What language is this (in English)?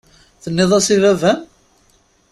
Kabyle